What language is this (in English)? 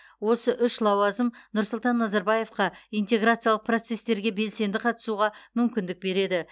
Kazakh